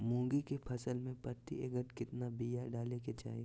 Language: Magahi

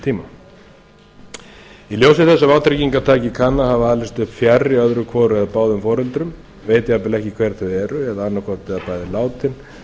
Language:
Icelandic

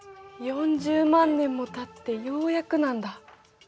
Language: Japanese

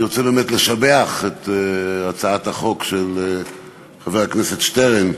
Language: Hebrew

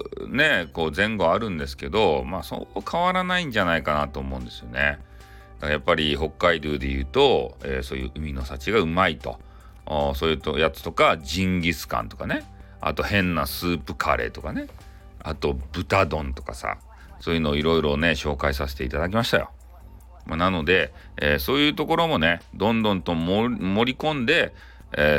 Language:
Japanese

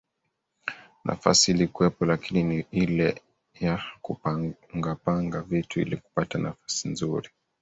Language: Swahili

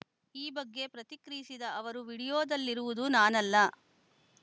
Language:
Kannada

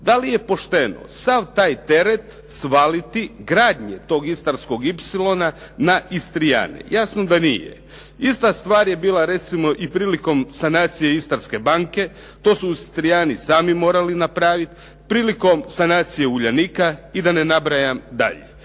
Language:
Croatian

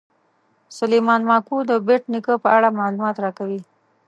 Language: Pashto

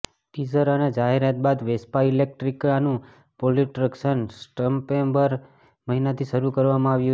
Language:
Gujarati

